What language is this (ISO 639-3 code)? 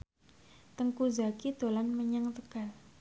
jav